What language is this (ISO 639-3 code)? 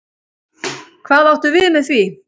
isl